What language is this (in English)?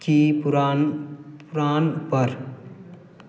Maithili